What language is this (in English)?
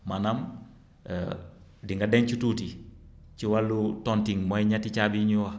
Wolof